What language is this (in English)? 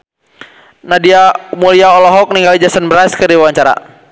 Sundanese